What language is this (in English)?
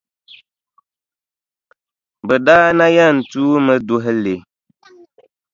Dagbani